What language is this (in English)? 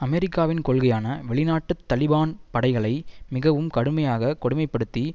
Tamil